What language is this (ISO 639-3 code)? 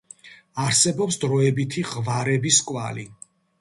kat